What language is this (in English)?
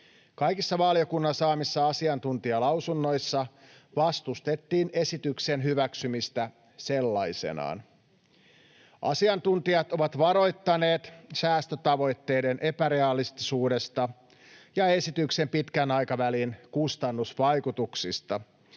Finnish